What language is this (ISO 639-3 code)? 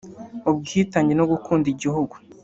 kin